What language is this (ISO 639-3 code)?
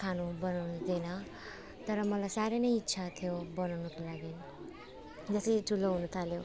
nep